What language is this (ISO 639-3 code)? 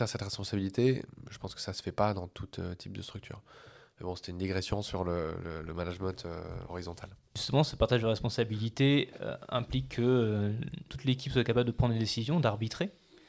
fra